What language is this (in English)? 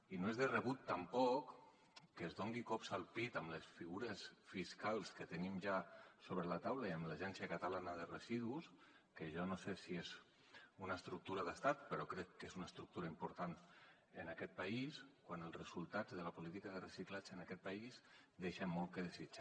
Catalan